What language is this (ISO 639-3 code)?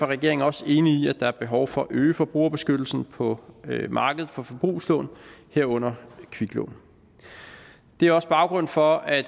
dan